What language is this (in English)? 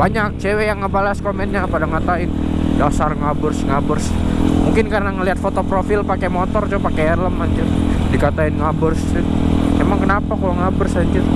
Indonesian